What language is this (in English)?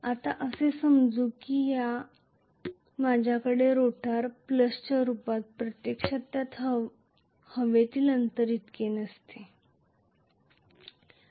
Marathi